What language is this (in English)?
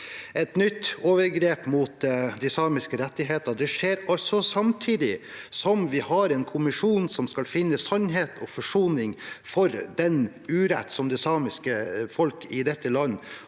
Norwegian